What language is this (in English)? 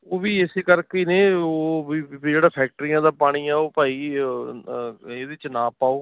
Punjabi